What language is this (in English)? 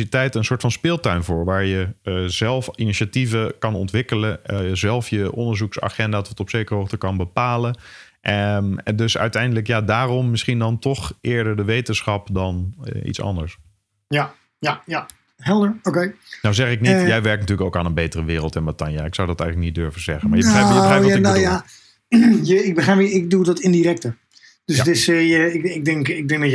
Dutch